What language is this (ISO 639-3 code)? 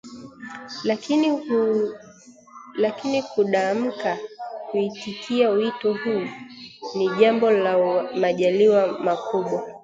swa